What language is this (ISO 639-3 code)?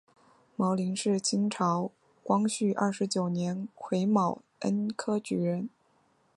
zho